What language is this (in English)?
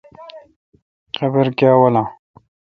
Kalkoti